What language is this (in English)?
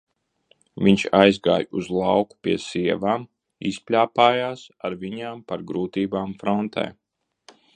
Latvian